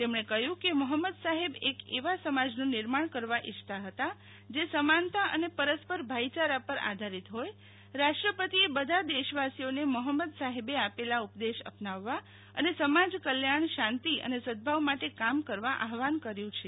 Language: Gujarati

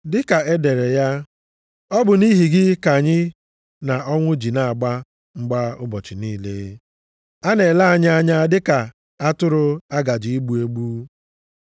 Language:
Igbo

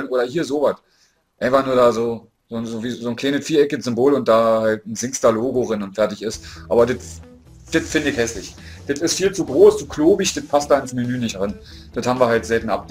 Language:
German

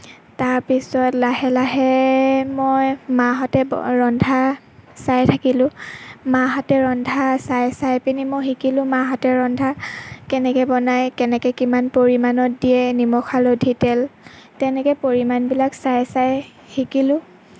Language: Assamese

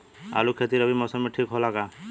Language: Bhojpuri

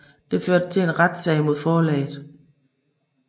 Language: Danish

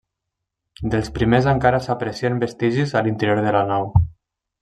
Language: Catalan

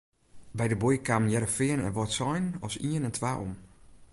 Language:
Western Frisian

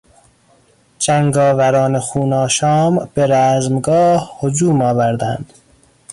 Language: Persian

